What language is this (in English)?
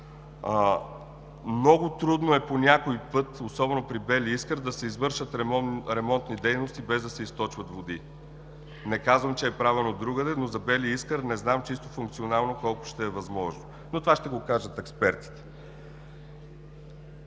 Bulgarian